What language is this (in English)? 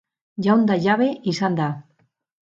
Basque